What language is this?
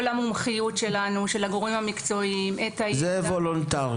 Hebrew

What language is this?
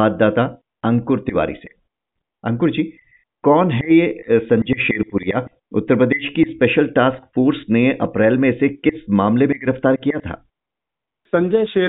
Hindi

